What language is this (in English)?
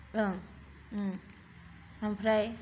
Bodo